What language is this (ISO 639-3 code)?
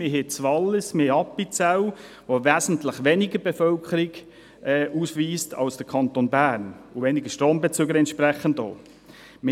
gsw